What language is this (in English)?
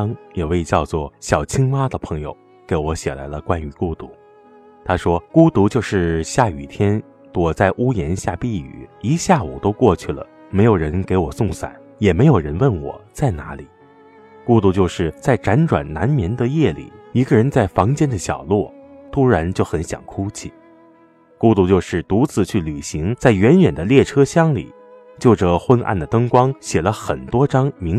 Chinese